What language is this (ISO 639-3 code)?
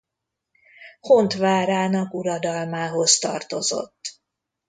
hun